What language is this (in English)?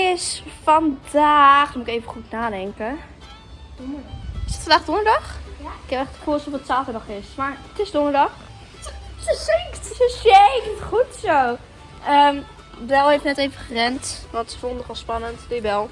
Dutch